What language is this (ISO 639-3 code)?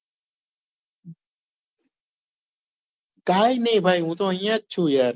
guj